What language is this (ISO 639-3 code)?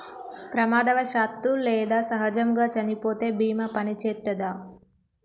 tel